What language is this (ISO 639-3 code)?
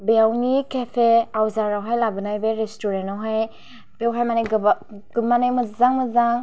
brx